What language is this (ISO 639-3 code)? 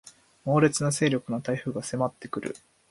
jpn